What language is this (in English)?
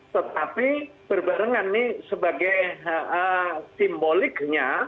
Indonesian